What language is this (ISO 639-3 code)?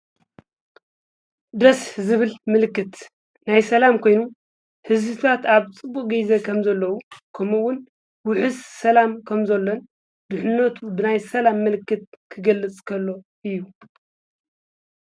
tir